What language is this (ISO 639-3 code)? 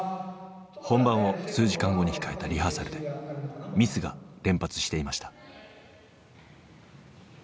jpn